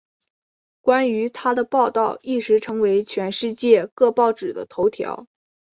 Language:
Chinese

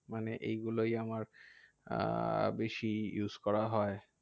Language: Bangla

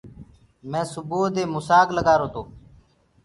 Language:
Gurgula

